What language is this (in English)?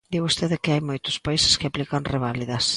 Galician